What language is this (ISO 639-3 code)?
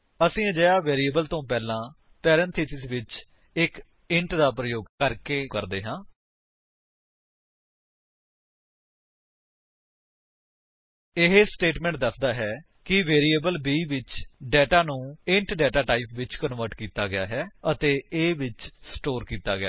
pan